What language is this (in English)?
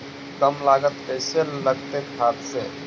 Magahi